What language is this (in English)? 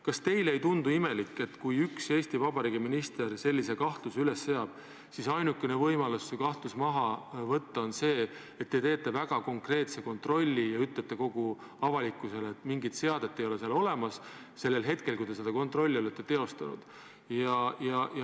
Estonian